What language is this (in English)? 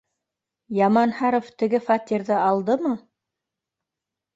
Bashkir